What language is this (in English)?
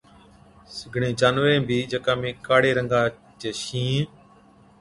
Od